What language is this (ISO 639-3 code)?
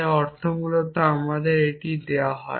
ben